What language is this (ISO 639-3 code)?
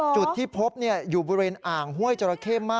tha